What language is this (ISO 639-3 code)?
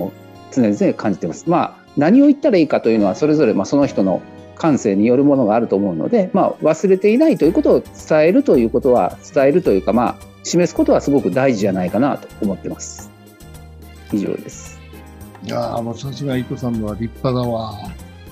jpn